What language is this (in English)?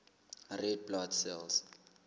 Southern Sotho